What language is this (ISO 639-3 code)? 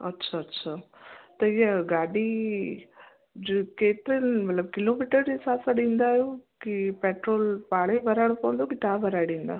snd